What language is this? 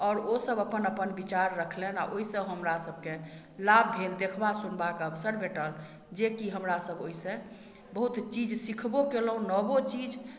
Maithili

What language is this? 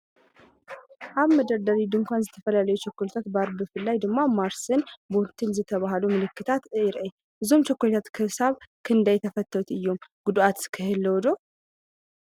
Tigrinya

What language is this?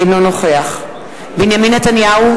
Hebrew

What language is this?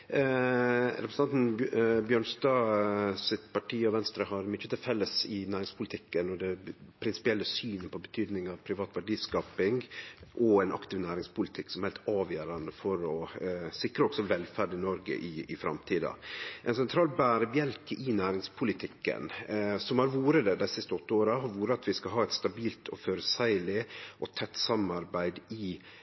Norwegian Nynorsk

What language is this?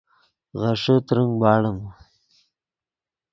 Yidgha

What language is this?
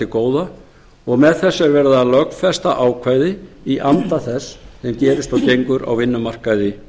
Icelandic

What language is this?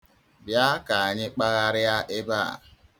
Igbo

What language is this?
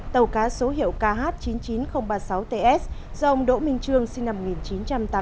Vietnamese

